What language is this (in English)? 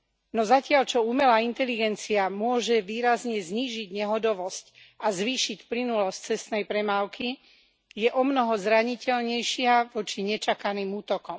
Slovak